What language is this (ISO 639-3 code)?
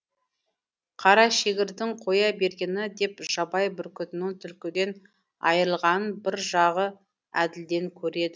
kaz